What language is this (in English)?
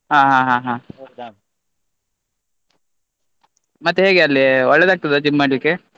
Kannada